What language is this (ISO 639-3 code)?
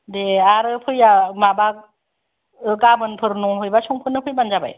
brx